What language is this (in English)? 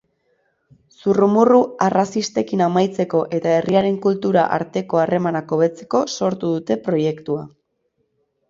Basque